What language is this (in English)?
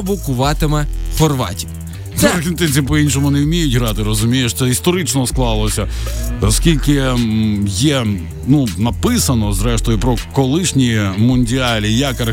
Ukrainian